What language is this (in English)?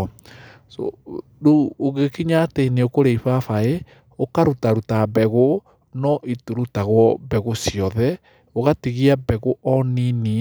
Kikuyu